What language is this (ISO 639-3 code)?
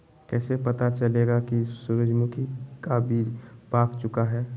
mag